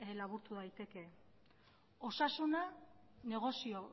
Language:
Basque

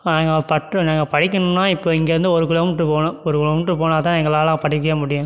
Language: Tamil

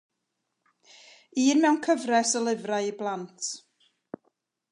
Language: Welsh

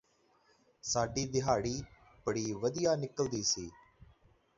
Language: Punjabi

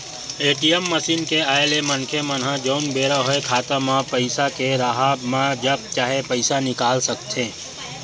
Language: Chhattisgarhi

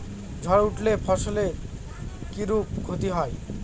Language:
Bangla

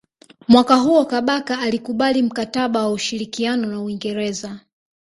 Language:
Swahili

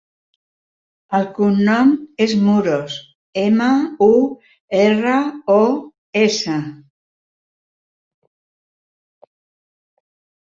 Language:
Catalan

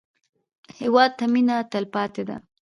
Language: Pashto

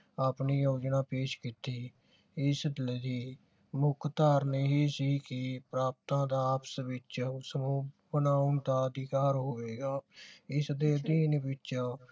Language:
Punjabi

